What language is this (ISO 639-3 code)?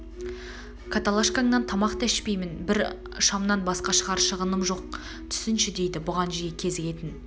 kaz